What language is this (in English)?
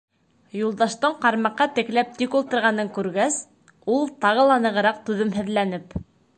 Bashkir